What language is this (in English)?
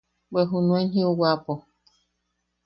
Yaqui